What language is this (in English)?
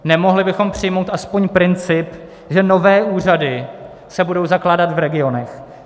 Czech